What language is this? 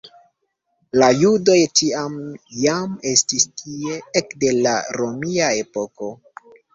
Esperanto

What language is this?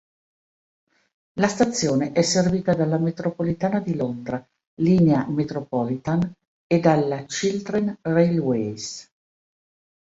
Italian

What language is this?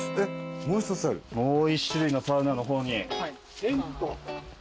Japanese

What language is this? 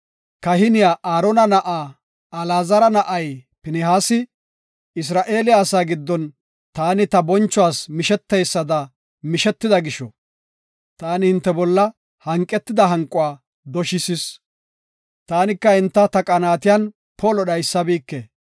Gofa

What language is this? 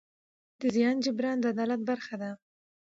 Pashto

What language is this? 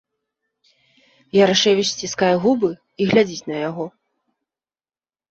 Belarusian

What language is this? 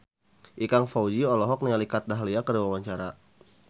Sundanese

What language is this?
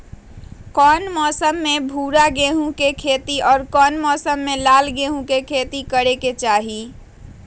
Magahi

